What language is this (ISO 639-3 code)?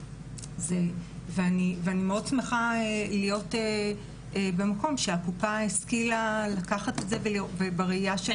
heb